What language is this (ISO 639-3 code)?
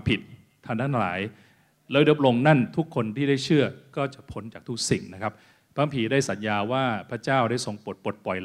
tha